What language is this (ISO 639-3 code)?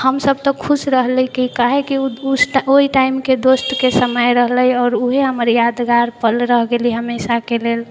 mai